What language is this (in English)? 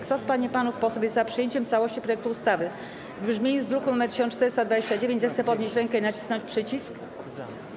Polish